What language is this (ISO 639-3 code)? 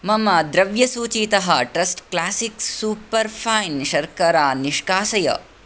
san